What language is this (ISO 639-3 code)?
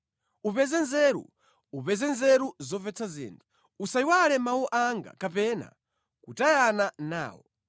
nya